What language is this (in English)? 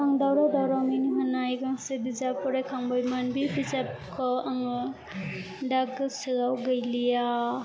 Bodo